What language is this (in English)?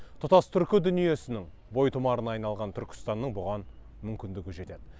Kazakh